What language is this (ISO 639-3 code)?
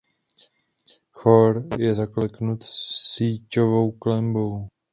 ces